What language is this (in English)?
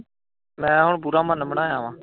Punjabi